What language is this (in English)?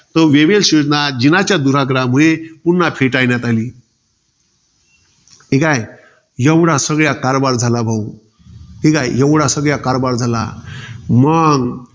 Marathi